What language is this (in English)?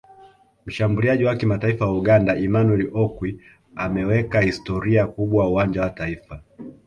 Swahili